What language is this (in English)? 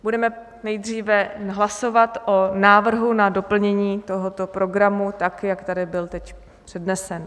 Czech